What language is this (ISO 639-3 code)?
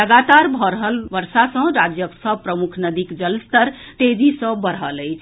mai